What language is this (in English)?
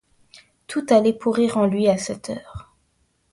French